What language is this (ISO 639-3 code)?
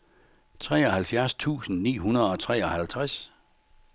dan